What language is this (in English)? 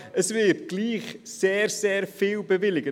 Swiss German